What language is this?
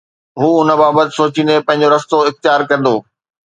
Sindhi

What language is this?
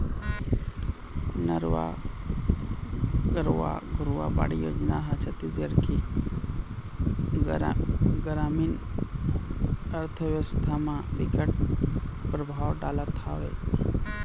Chhattisgarhi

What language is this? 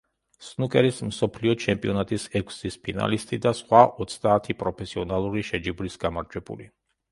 Georgian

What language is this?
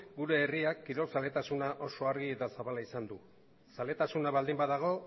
Basque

